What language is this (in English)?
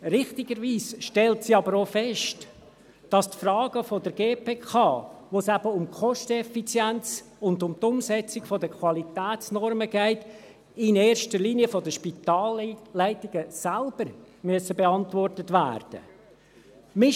Swiss German